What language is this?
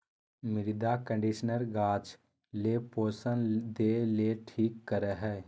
Magahi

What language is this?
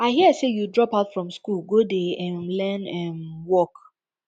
Nigerian Pidgin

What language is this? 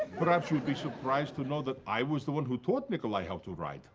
English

